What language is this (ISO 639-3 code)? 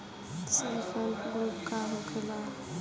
bho